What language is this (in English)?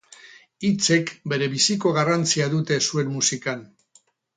Basque